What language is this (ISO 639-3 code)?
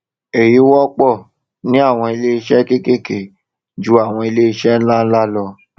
yor